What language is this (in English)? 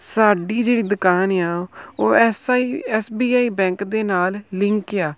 Punjabi